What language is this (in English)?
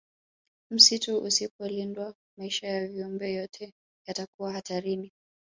Swahili